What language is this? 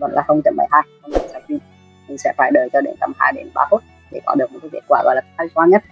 Vietnamese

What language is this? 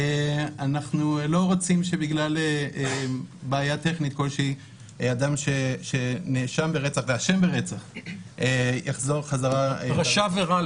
Hebrew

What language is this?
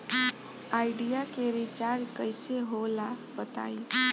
Bhojpuri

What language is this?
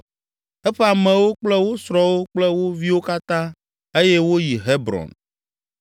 Ewe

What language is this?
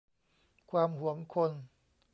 Thai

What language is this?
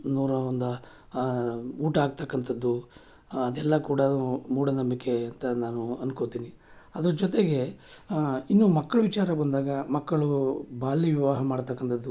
Kannada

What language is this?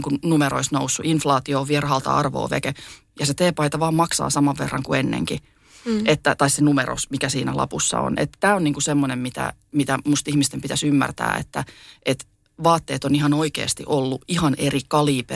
Finnish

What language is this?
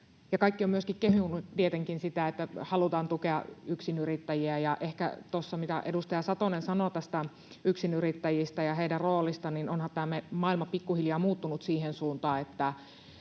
Finnish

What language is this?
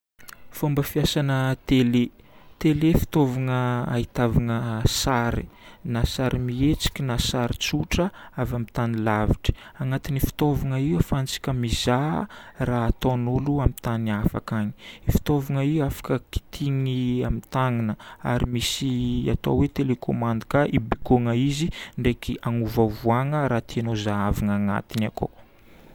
Northern Betsimisaraka Malagasy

